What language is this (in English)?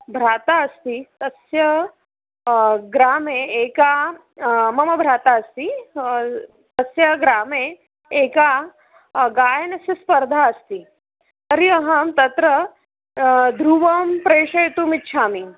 Sanskrit